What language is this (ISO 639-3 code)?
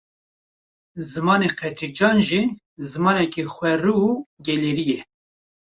kur